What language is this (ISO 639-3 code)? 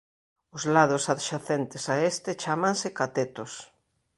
glg